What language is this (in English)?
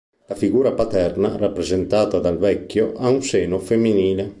Italian